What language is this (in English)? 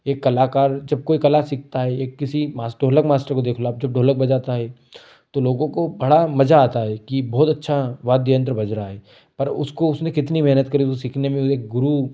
Hindi